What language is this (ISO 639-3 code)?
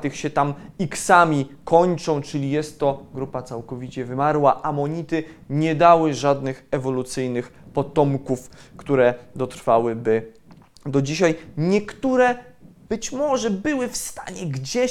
pol